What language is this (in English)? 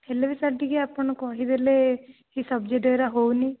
Odia